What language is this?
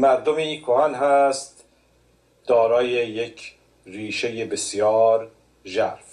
Persian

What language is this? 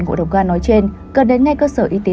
Vietnamese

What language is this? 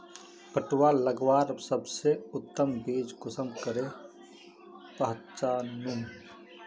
Magahi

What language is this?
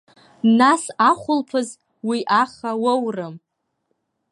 Abkhazian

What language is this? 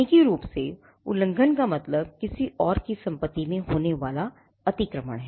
Hindi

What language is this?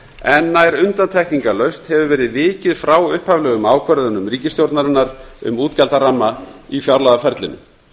Icelandic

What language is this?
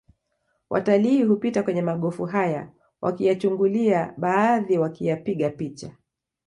Swahili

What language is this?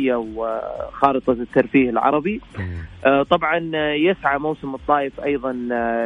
Arabic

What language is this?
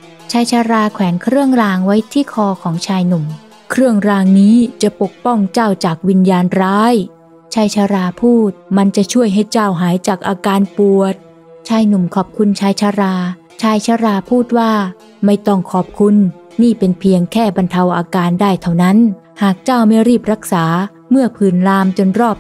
Thai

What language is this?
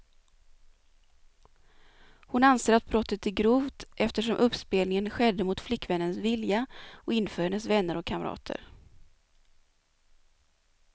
Swedish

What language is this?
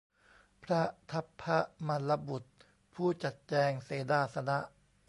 Thai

